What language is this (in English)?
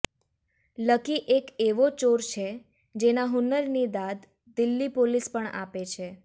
Gujarati